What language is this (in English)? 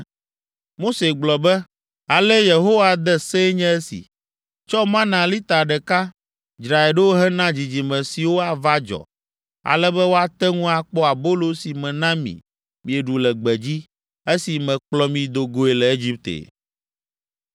Ewe